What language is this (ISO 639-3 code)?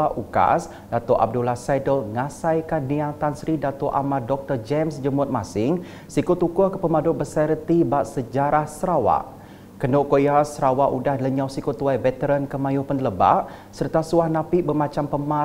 msa